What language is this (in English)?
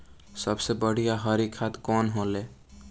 Bhojpuri